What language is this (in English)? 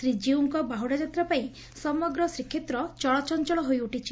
Odia